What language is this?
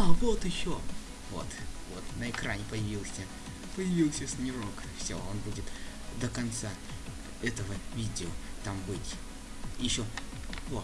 Russian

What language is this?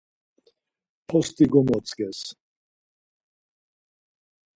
Laz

